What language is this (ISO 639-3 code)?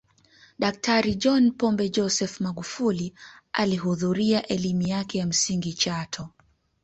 swa